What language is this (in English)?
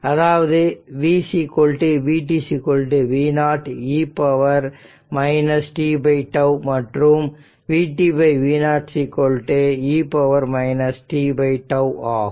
Tamil